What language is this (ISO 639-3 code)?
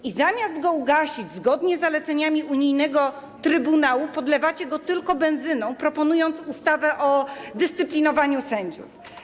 pol